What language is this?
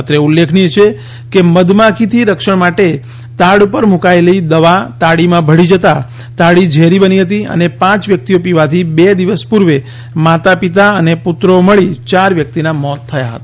Gujarati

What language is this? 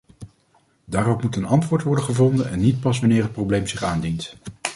Dutch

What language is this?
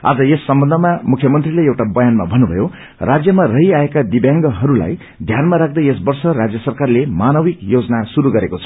Nepali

